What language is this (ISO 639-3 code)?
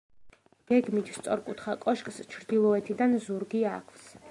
kat